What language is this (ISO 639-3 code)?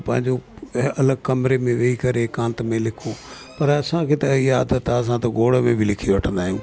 snd